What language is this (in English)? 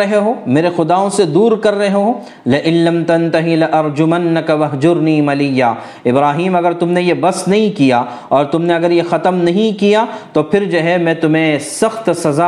Urdu